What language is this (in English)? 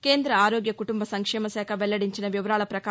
Telugu